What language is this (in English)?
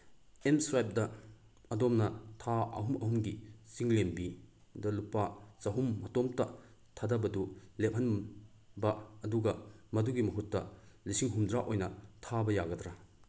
Manipuri